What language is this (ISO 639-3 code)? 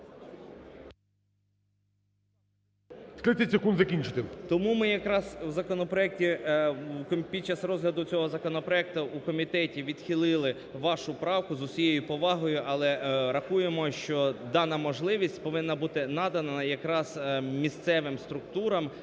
ukr